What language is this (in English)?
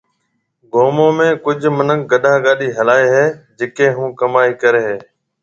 Marwari (Pakistan)